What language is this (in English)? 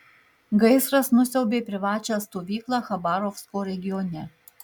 Lithuanian